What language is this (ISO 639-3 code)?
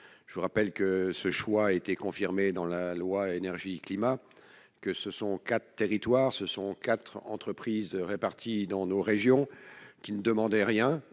fra